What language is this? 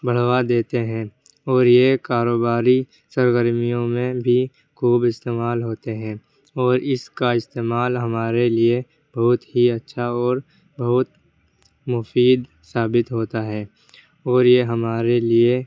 Urdu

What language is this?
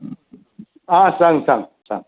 Konkani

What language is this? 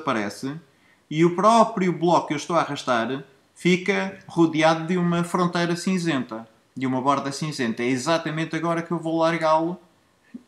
Portuguese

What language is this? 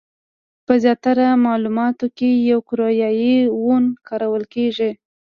Pashto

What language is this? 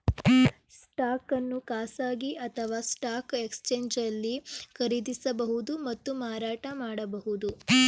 Kannada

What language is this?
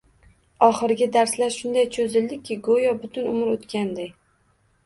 Uzbek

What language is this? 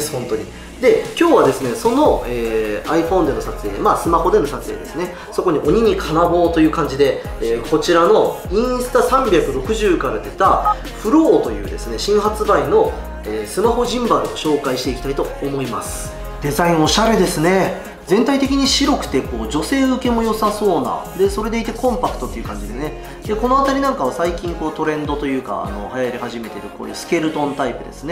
Japanese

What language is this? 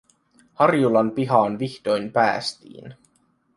Finnish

